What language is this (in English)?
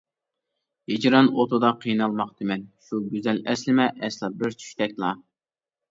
Uyghur